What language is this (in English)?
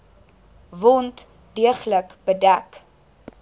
Afrikaans